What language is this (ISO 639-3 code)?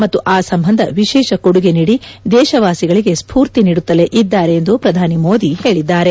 kan